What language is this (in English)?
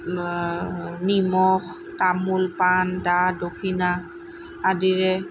Assamese